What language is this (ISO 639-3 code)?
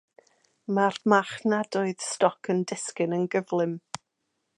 cym